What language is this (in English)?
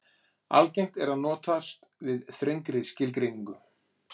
Icelandic